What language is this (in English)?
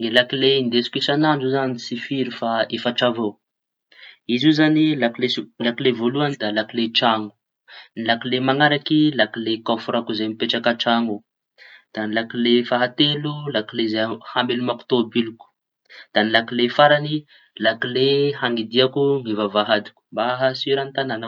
Tanosy Malagasy